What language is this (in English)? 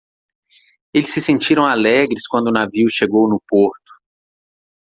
Portuguese